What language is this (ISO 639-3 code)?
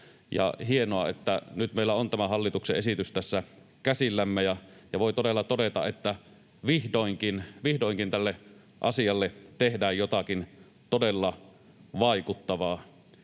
fin